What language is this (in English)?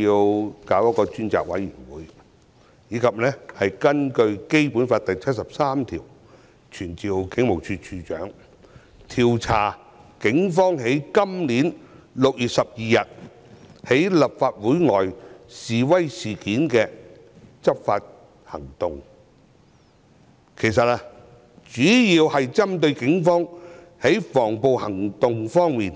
Cantonese